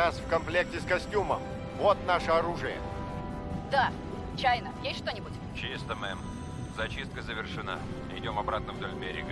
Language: Russian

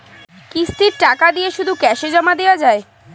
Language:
Bangla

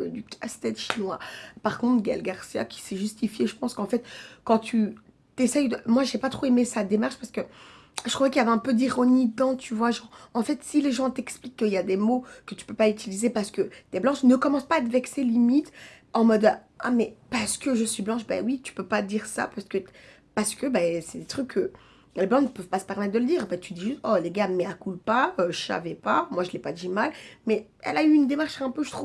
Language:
French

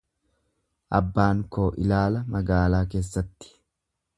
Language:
Oromo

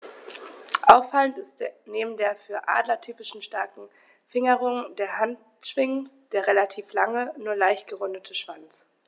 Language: German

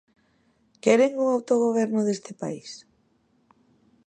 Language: Galician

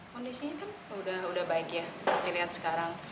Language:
Indonesian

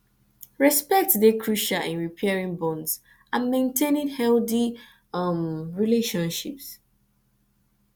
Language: Nigerian Pidgin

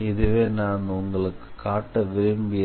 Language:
Tamil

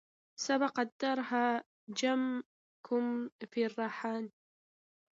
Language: Arabic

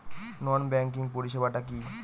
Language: Bangla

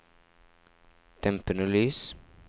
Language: Norwegian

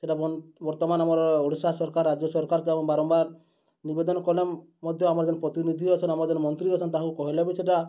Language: Odia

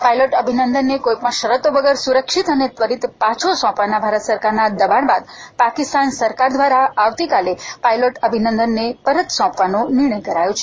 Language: Gujarati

